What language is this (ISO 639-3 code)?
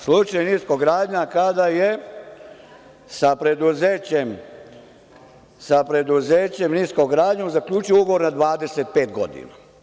srp